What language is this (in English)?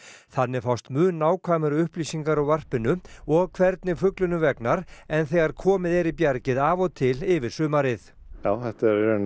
Icelandic